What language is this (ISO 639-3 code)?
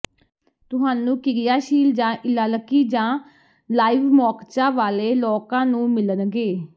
pan